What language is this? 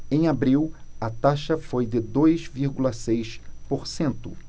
Portuguese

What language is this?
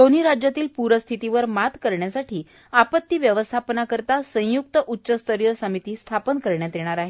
Marathi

